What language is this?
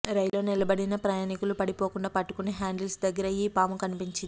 Telugu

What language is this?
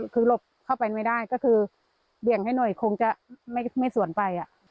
Thai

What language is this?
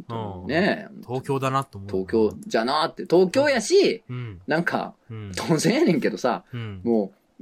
Japanese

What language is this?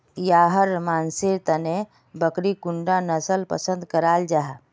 Magahi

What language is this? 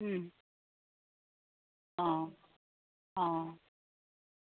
Assamese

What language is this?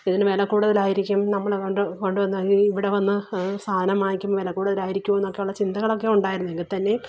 Malayalam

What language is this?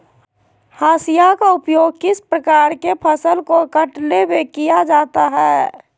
Magahi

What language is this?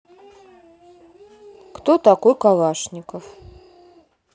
Russian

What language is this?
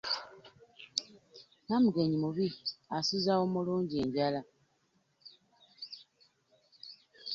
Ganda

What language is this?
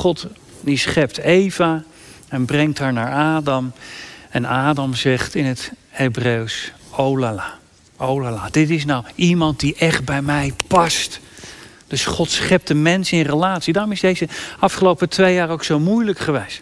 Dutch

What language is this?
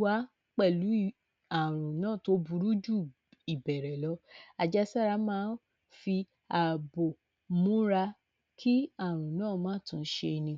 Yoruba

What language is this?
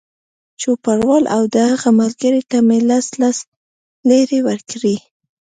Pashto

